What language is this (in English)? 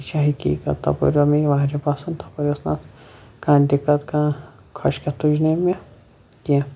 Kashmiri